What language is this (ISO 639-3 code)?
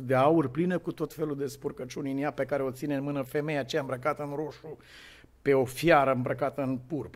ron